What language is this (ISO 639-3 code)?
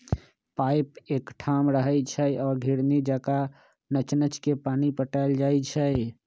mag